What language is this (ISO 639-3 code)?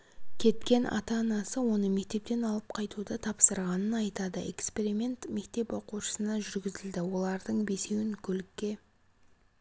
kaz